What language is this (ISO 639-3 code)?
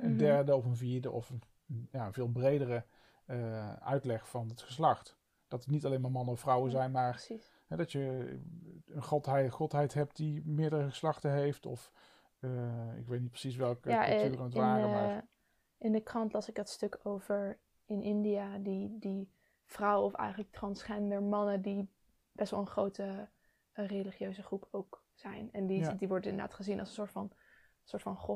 nld